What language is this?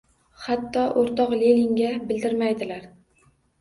Uzbek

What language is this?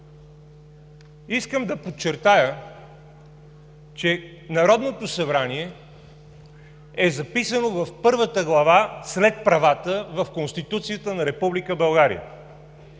Bulgarian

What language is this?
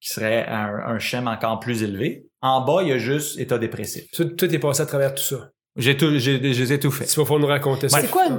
French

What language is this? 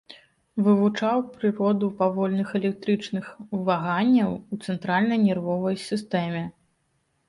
Belarusian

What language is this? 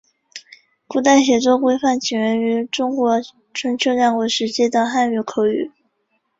Chinese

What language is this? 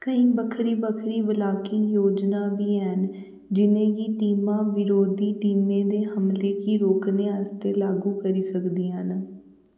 Dogri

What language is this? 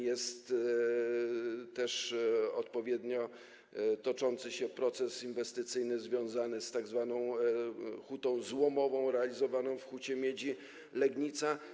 Polish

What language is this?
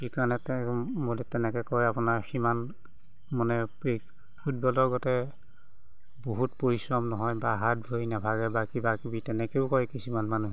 Assamese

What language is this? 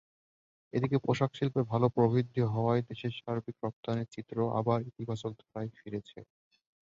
Bangla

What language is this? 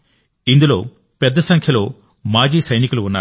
Telugu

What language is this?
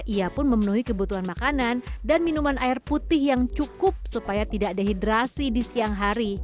Indonesian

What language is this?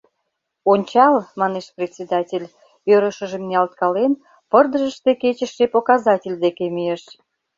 Mari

